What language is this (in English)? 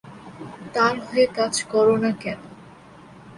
Bangla